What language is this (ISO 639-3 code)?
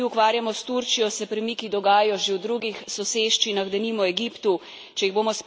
slv